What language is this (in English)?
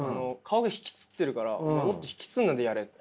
Japanese